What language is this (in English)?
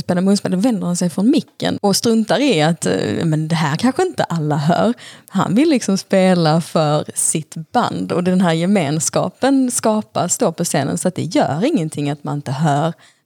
Swedish